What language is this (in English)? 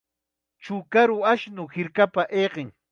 Chiquián Ancash Quechua